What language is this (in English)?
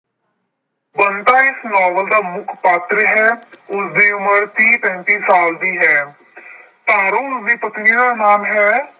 Punjabi